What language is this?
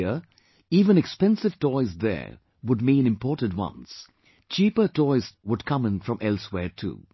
English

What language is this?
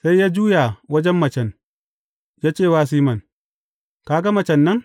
Hausa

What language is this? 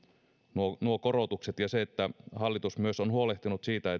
Finnish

